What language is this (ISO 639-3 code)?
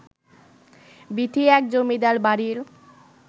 ben